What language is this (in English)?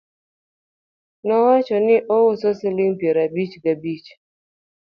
Luo (Kenya and Tanzania)